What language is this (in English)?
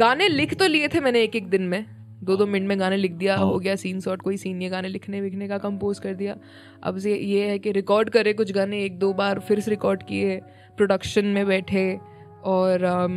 Hindi